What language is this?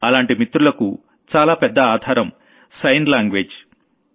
Telugu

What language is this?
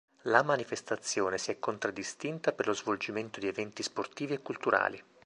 Italian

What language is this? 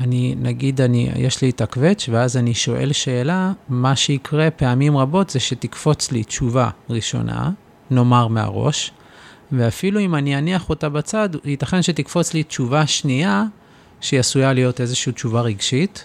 Hebrew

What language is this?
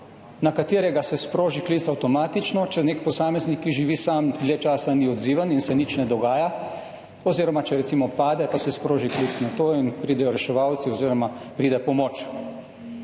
Slovenian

